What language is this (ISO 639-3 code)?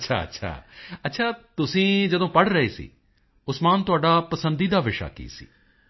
pan